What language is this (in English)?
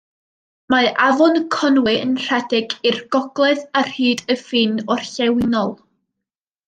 Welsh